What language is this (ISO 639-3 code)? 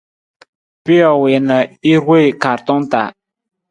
nmz